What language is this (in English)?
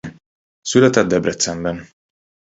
Hungarian